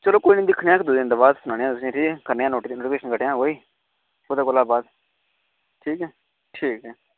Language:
Dogri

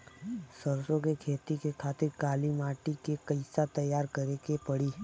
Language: Bhojpuri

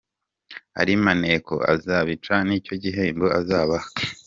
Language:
Kinyarwanda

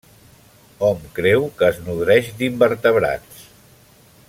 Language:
Catalan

